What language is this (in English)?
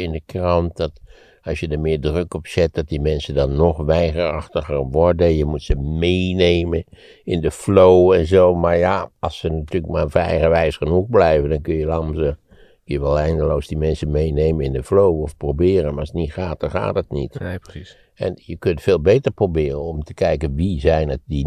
Dutch